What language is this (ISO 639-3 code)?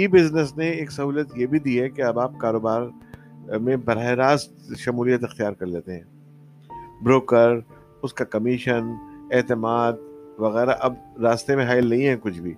urd